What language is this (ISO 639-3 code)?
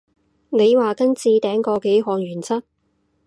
yue